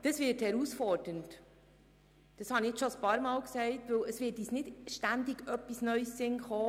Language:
Swiss German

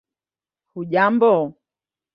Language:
Swahili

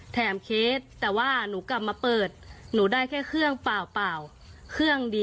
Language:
Thai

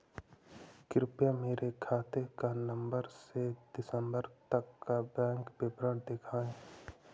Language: Hindi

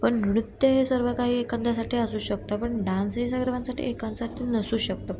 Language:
Marathi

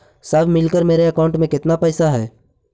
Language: Magahi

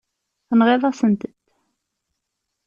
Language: Kabyle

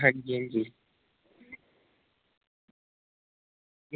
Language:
Dogri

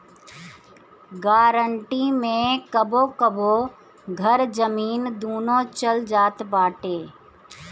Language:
Bhojpuri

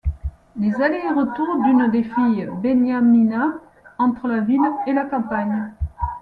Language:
French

